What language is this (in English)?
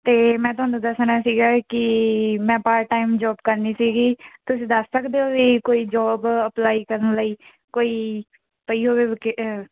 Punjabi